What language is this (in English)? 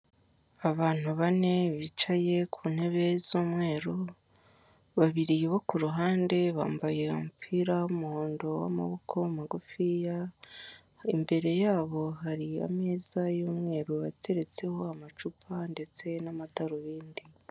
Kinyarwanda